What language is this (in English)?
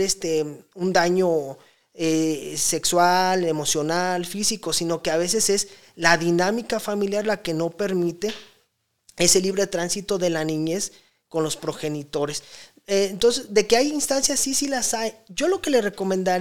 Spanish